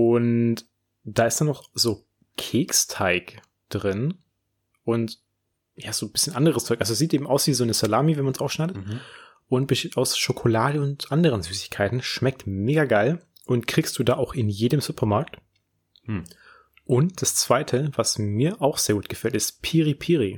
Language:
German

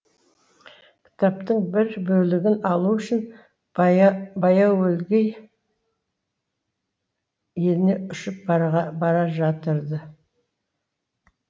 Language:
Kazakh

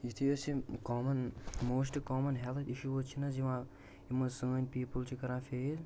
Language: Kashmiri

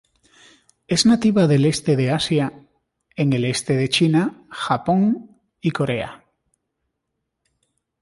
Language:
Spanish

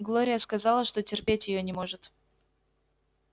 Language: Russian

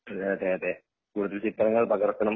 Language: Malayalam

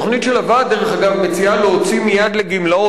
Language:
Hebrew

